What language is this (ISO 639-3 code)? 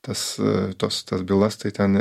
lit